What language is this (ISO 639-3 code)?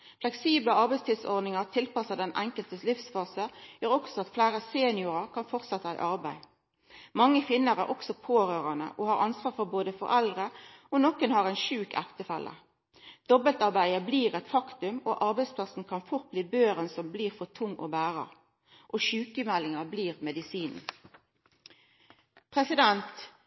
nno